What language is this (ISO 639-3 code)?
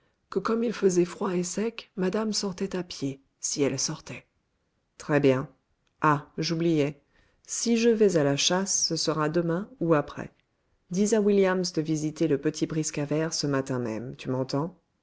fra